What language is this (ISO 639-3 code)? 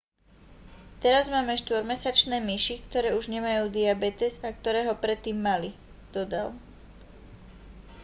slk